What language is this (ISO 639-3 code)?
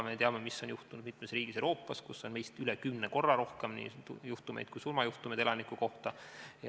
est